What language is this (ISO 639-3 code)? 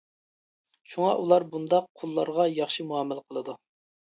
uig